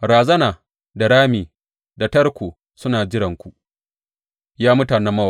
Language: Hausa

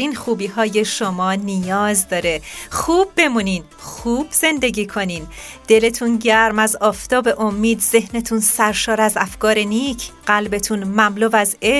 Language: Persian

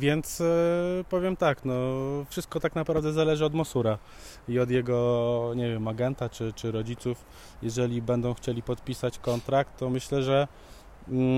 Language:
Polish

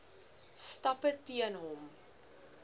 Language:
Afrikaans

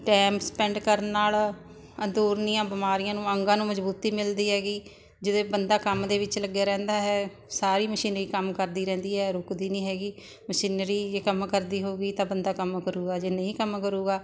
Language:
Punjabi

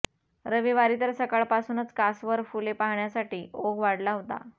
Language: Marathi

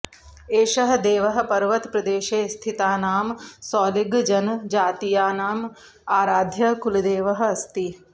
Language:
Sanskrit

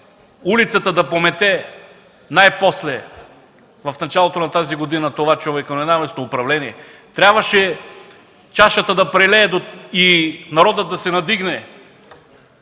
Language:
Bulgarian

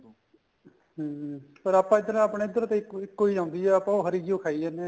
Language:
Punjabi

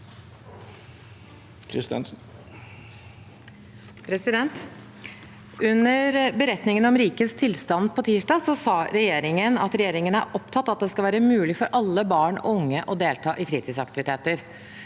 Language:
Norwegian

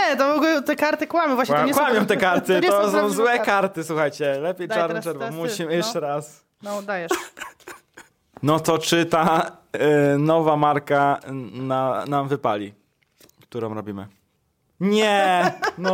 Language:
Polish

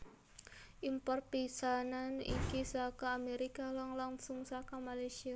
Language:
Javanese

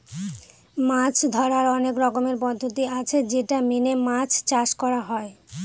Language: Bangla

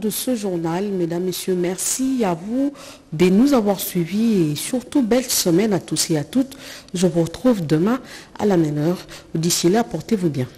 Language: French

